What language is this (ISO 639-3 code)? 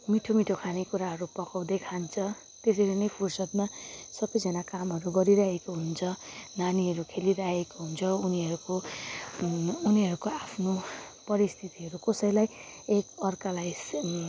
nep